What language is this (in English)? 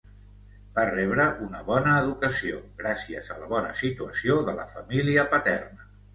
Catalan